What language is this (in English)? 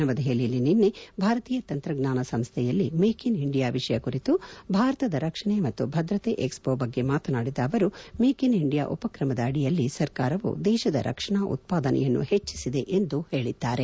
Kannada